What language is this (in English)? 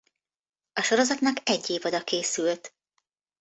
Hungarian